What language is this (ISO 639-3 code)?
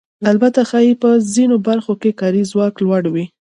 pus